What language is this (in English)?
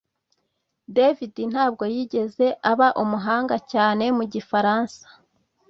Kinyarwanda